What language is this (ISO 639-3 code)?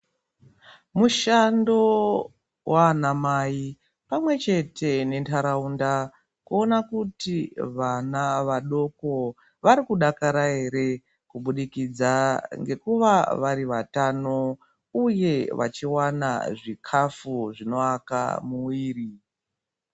ndc